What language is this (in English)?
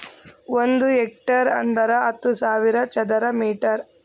Kannada